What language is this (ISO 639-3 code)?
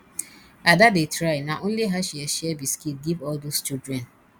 pcm